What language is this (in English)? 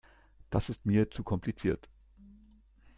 German